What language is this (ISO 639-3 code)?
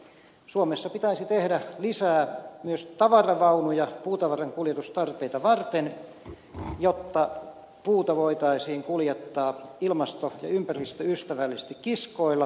fin